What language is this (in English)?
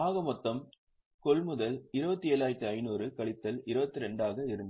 Tamil